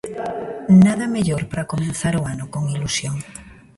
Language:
Galician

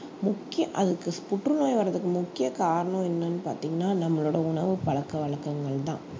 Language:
Tamil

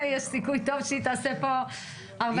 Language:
Hebrew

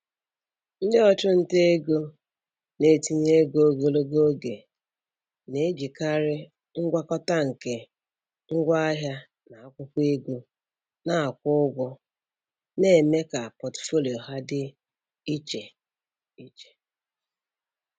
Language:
Igbo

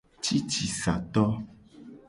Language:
Gen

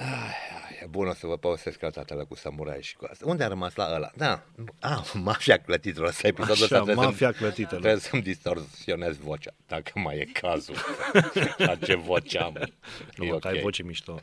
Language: Romanian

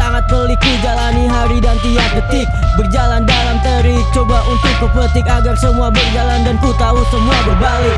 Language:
Indonesian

